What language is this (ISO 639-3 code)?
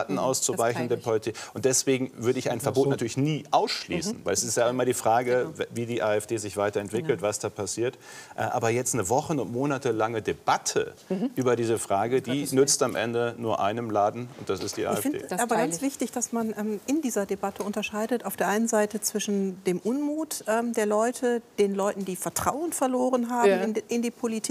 deu